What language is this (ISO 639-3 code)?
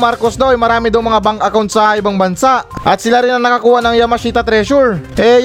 fil